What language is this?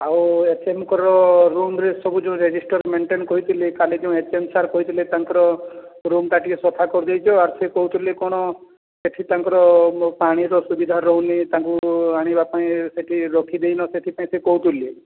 Odia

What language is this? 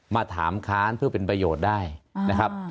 Thai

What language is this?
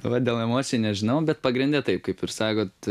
Lithuanian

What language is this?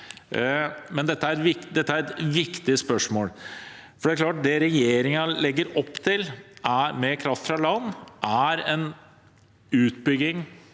Norwegian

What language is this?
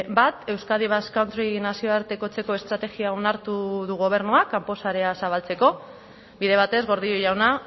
Basque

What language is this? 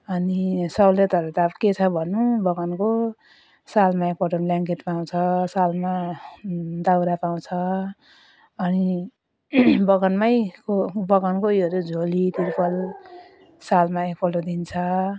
Nepali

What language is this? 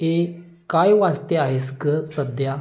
Marathi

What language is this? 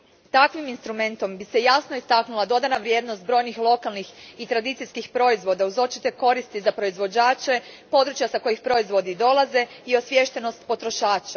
Croatian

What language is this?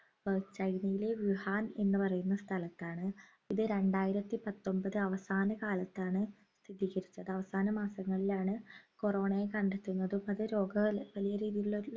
Malayalam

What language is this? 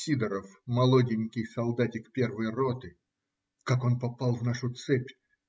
Russian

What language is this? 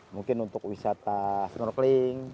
Indonesian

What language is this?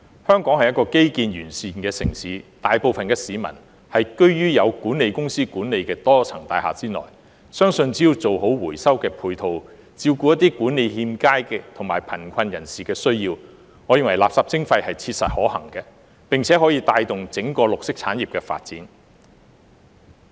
Cantonese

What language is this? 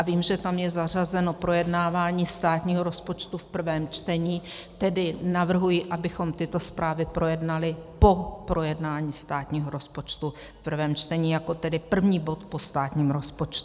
Czech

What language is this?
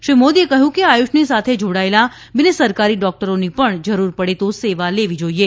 Gujarati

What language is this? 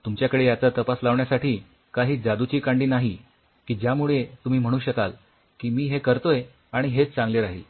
Marathi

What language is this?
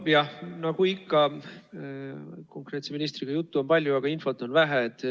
Estonian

